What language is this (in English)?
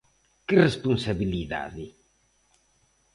Galician